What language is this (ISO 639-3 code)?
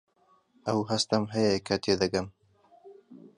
ckb